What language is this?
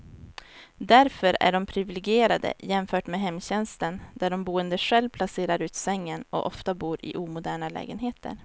Swedish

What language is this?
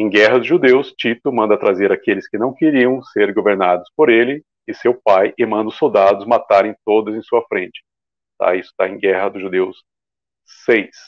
Portuguese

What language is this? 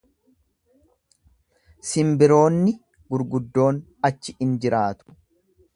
Oromo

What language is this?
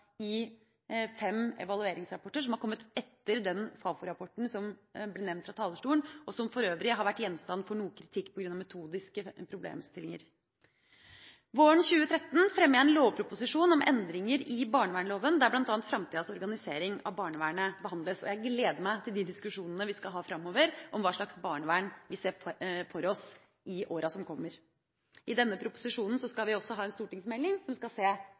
Norwegian Bokmål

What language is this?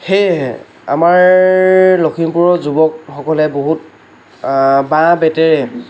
Assamese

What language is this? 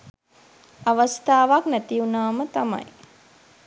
Sinhala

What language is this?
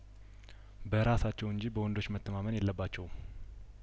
Amharic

